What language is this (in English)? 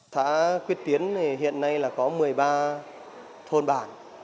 Vietnamese